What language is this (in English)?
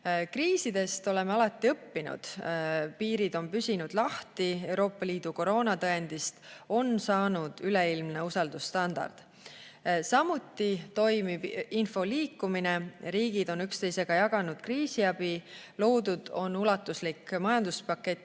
Estonian